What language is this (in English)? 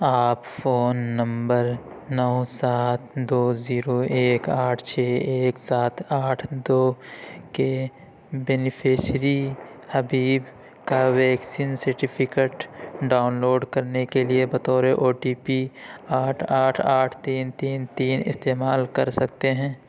Urdu